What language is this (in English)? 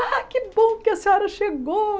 Portuguese